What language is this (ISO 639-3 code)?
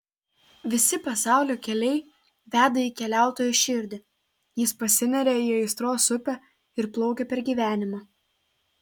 lit